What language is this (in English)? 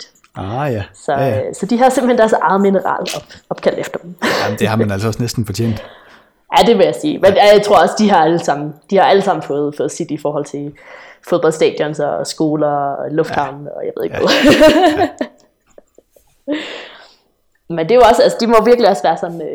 Danish